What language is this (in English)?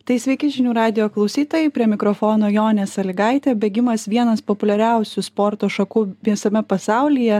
Lithuanian